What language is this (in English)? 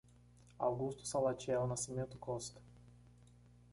Portuguese